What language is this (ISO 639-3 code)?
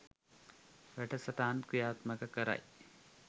sin